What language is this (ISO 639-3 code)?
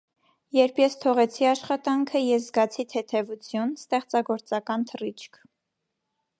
hye